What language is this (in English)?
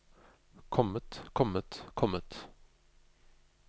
Norwegian